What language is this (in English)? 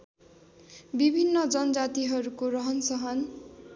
Nepali